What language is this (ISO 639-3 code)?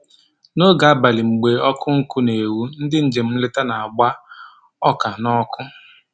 ibo